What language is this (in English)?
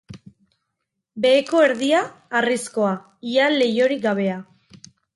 Basque